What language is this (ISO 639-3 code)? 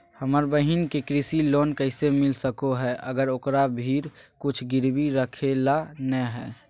mag